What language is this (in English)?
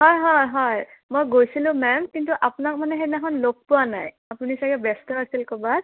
Assamese